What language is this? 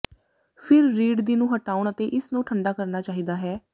Punjabi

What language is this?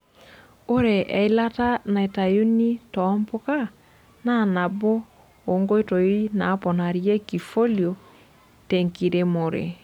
Masai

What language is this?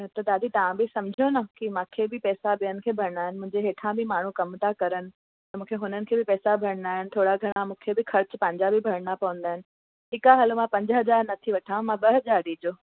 Sindhi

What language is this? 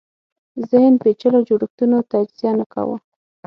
Pashto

